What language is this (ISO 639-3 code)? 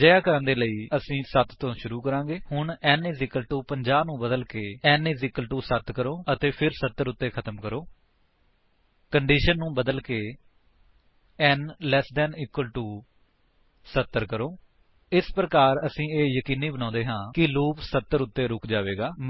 pan